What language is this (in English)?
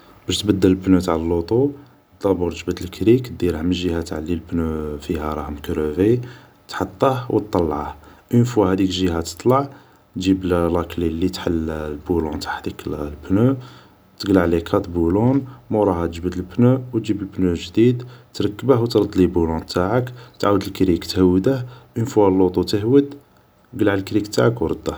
Algerian Arabic